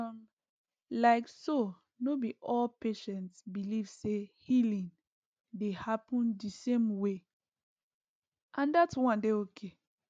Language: Nigerian Pidgin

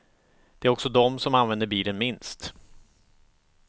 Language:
Swedish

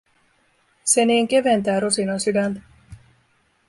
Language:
Finnish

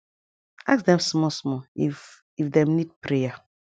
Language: Nigerian Pidgin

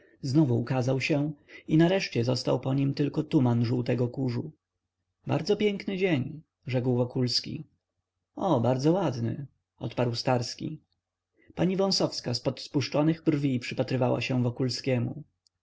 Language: Polish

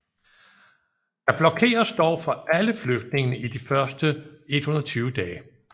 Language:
Danish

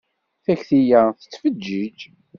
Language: Kabyle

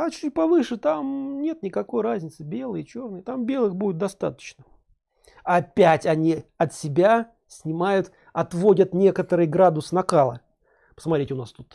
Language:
Russian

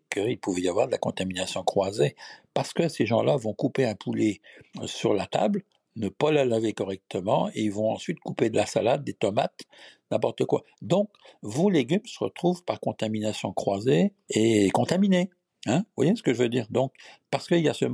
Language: French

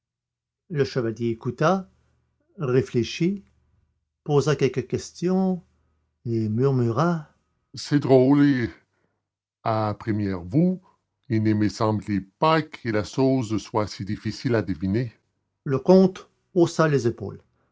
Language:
French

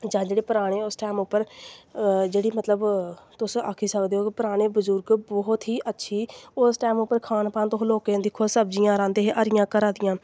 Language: Dogri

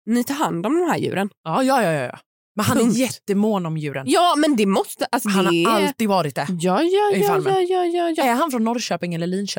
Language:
Swedish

